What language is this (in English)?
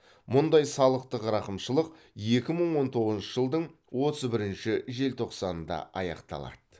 Kazakh